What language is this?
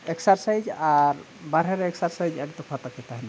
Santali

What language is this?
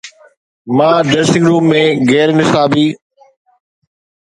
Sindhi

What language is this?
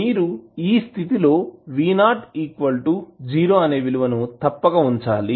Telugu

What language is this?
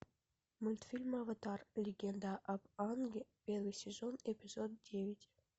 Russian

